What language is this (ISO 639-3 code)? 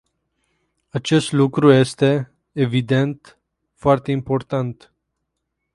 ron